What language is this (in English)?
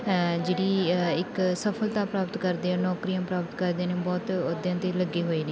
Punjabi